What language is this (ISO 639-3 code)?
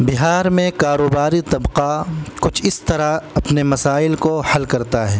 urd